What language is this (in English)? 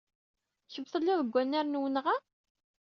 Kabyle